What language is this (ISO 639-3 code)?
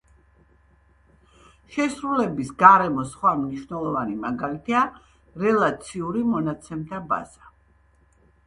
kat